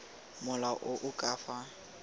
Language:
Tswana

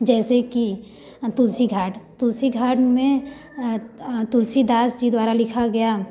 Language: Hindi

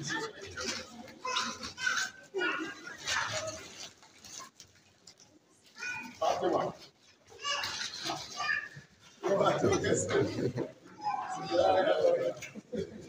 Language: Arabic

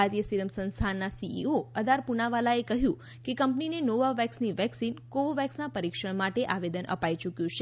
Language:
Gujarati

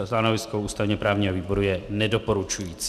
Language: Czech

